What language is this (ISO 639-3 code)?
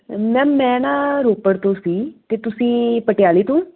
pan